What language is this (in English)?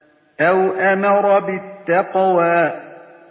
Arabic